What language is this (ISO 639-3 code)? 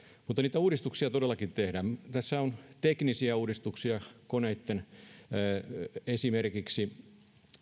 fin